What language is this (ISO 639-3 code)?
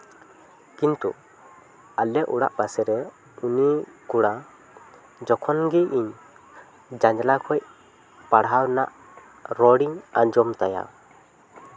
sat